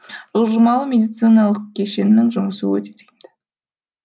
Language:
Kazakh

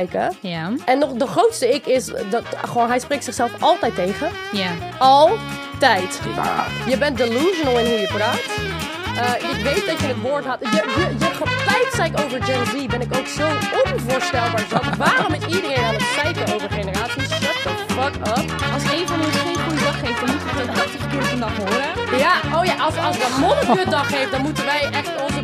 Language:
Dutch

